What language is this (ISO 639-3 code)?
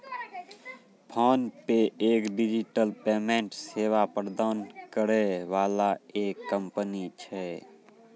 mai